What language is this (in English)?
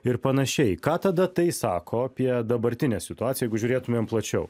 Lithuanian